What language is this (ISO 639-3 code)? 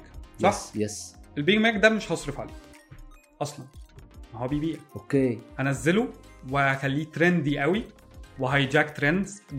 ara